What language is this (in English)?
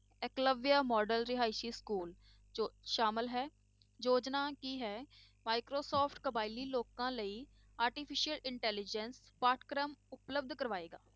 Punjabi